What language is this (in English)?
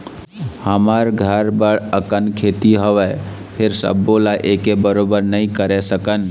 Chhattisgarhi